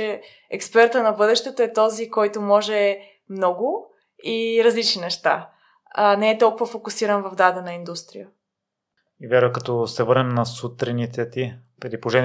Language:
Bulgarian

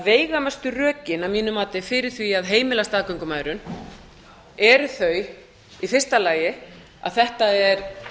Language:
Icelandic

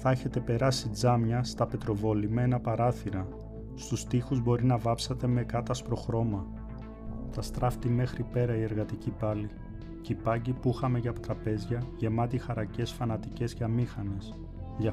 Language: Greek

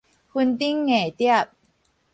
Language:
Min Nan Chinese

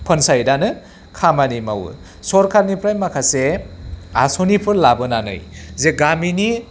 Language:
Bodo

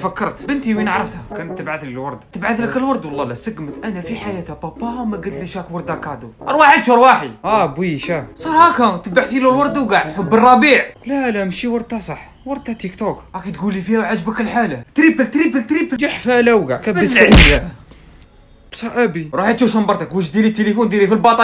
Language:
Arabic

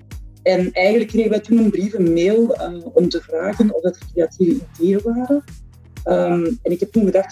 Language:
Dutch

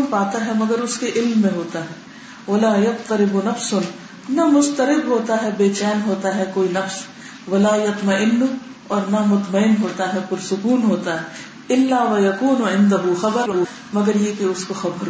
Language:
Urdu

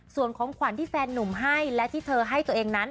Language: Thai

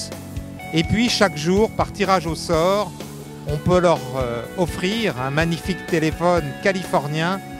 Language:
French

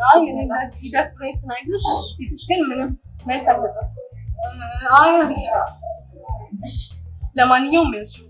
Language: Amharic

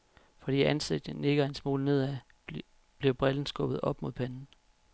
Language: Danish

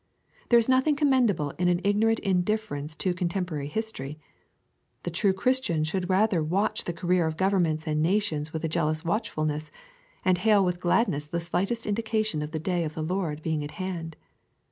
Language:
English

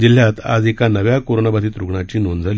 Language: Marathi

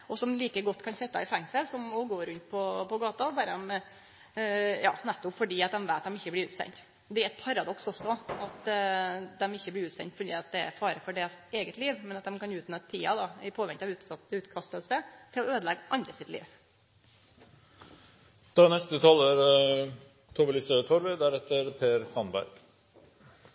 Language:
Norwegian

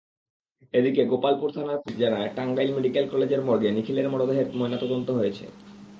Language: Bangla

